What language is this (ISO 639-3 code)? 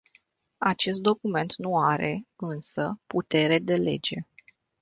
ron